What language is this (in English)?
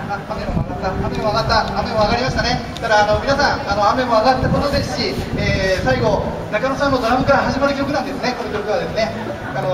Japanese